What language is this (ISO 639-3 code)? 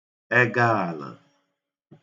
ibo